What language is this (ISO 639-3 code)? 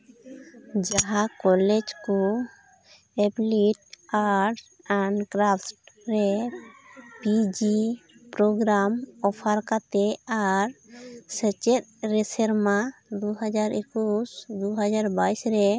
sat